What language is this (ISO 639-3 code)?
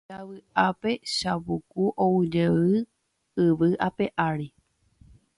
grn